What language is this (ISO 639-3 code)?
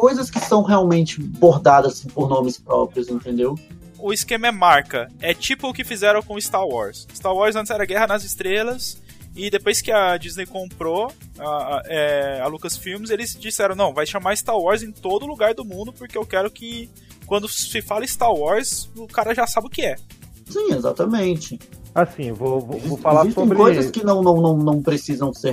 por